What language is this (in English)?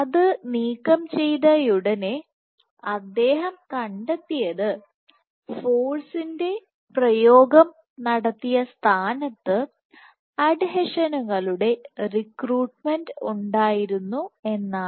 Malayalam